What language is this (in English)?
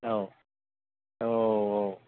Bodo